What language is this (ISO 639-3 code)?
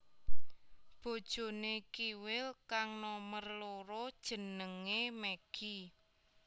jav